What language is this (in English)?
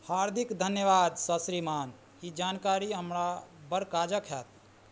Maithili